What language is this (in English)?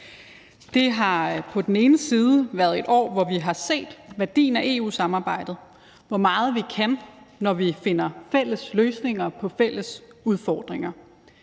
Danish